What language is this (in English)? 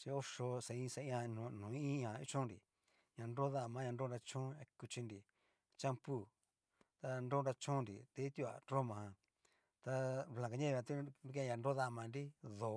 Cacaloxtepec Mixtec